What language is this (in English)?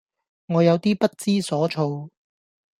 Cantonese